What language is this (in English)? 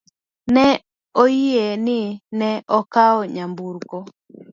Luo (Kenya and Tanzania)